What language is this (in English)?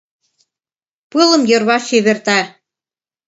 Mari